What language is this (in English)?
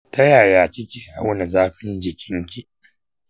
Hausa